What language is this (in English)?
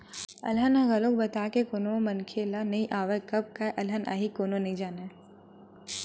Chhattisgarhi